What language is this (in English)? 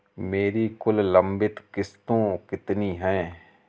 Hindi